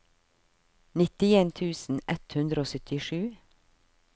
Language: Norwegian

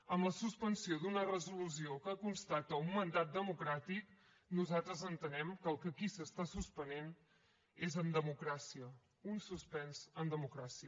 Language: Catalan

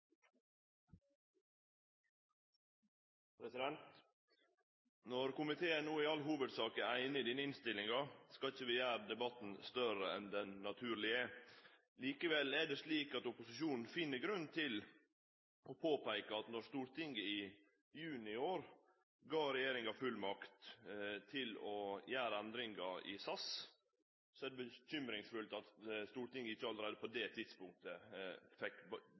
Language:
Norwegian Nynorsk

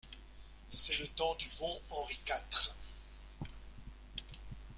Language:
French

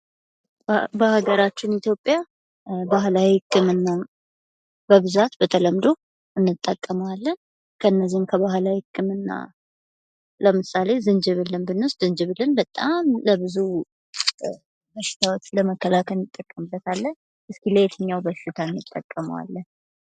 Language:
Amharic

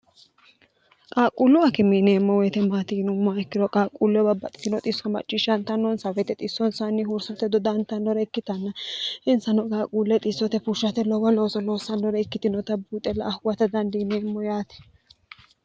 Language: Sidamo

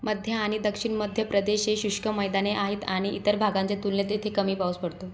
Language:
Marathi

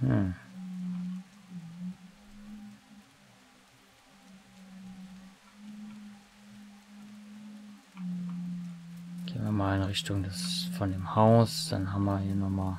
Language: German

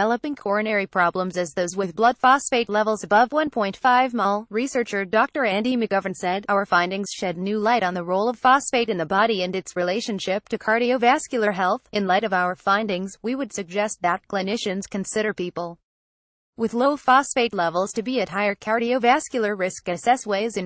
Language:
English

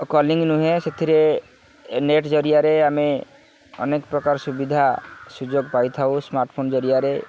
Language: Odia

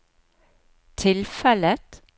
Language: Norwegian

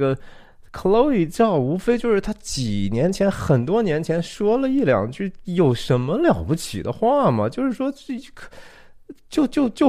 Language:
Chinese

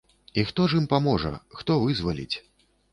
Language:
Belarusian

